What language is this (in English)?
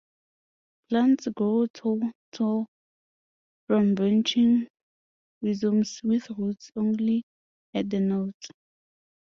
English